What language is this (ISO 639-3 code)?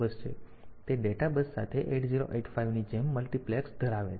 guj